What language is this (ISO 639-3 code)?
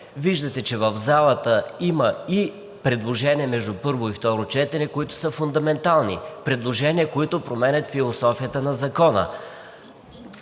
bul